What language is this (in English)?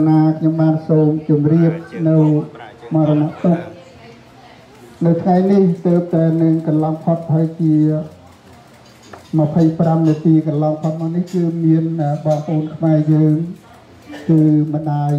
Vietnamese